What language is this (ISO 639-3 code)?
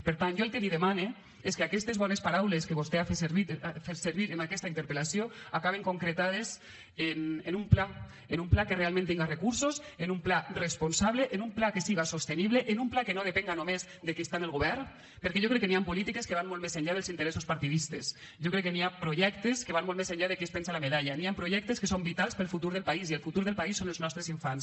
cat